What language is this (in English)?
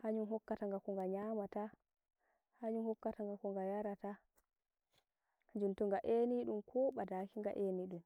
Nigerian Fulfulde